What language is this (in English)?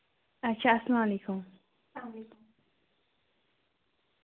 Kashmiri